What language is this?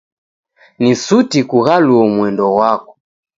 Taita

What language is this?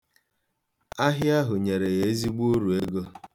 Igbo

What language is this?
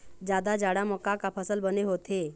Chhattisgarhi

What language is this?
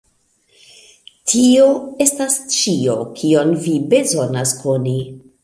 Esperanto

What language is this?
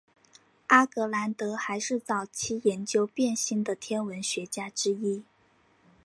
Chinese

